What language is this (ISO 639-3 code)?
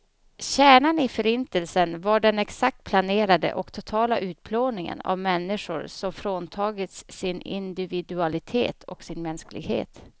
swe